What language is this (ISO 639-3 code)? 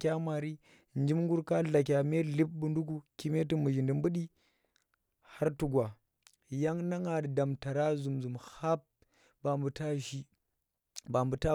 ttr